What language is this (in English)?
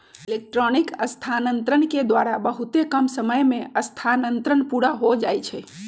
Magahi